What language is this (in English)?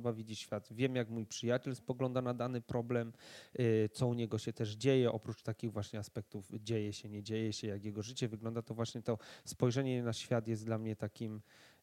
Polish